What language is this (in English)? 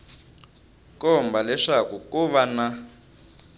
Tsonga